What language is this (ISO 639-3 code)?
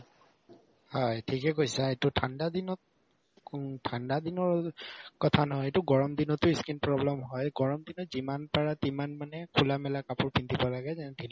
asm